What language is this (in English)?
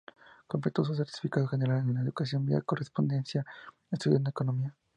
Spanish